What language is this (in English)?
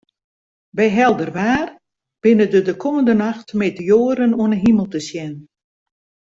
Western Frisian